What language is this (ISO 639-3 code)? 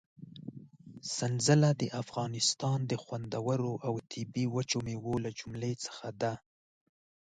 pus